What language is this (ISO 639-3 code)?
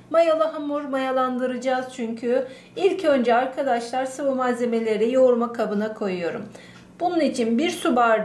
tur